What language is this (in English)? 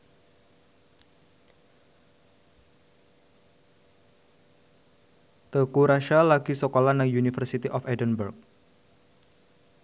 Javanese